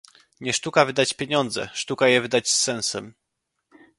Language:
Polish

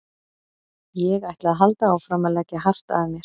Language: Icelandic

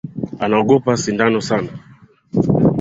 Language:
Swahili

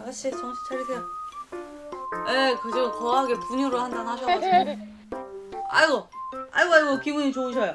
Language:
Korean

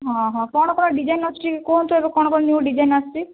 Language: Odia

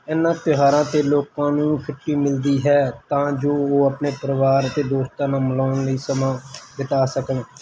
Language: Punjabi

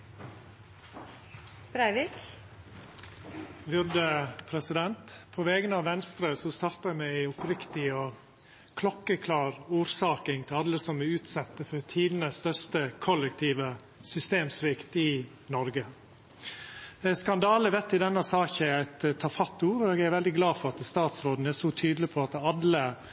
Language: Norwegian Nynorsk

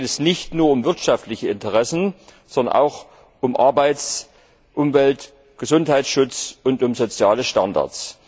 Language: German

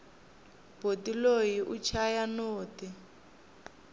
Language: Tsonga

